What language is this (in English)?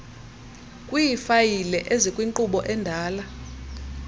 Xhosa